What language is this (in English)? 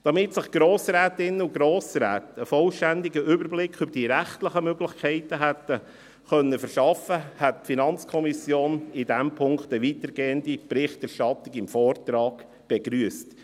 Swiss German